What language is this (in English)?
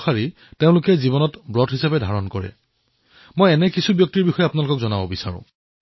Assamese